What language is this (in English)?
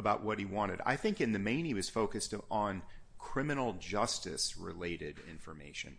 English